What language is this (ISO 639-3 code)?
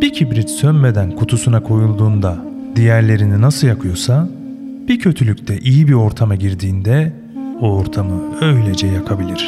tur